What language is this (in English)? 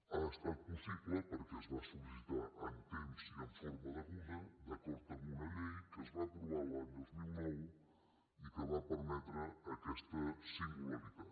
Catalan